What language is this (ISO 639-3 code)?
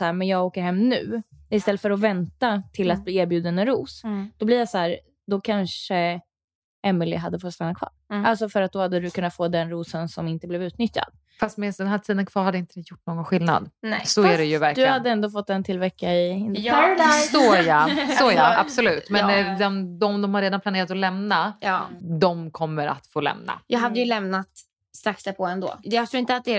swe